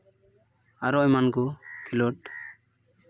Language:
Santali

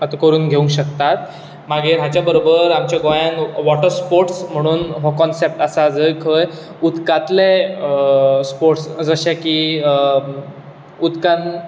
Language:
Konkani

